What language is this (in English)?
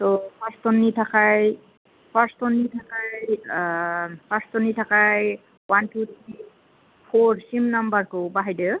Bodo